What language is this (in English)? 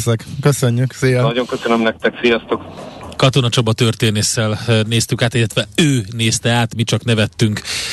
Hungarian